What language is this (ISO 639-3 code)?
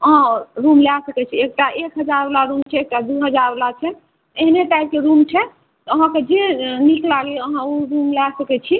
mai